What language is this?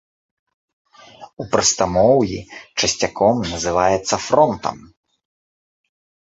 Belarusian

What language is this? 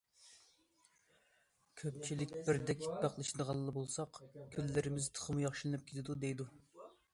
Uyghur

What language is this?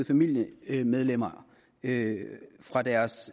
Danish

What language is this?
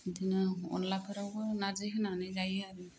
Bodo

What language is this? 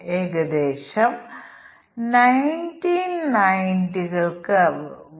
Malayalam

